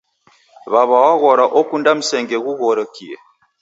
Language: Taita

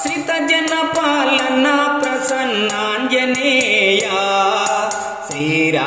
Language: Romanian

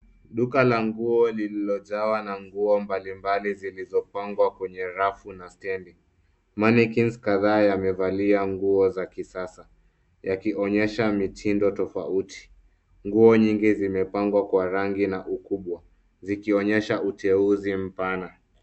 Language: Swahili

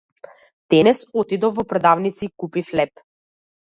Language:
Macedonian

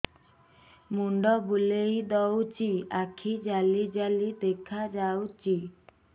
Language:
Odia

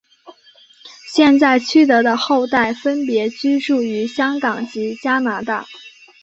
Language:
Chinese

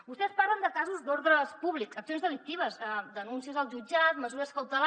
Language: Catalan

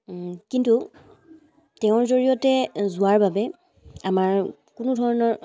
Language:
Assamese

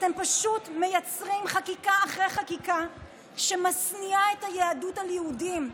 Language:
Hebrew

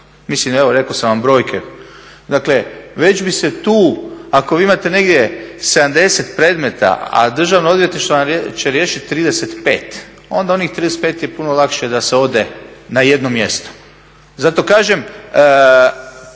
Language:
Croatian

